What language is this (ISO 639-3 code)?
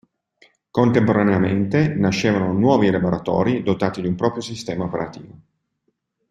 ita